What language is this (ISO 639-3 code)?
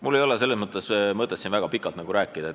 est